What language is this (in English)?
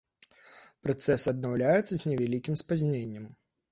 Belarusian